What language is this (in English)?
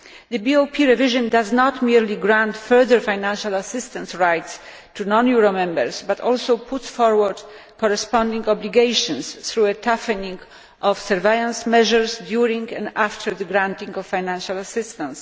English